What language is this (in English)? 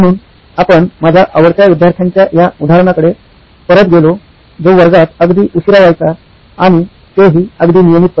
Marathi